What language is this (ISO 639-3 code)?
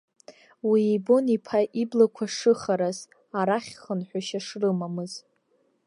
abk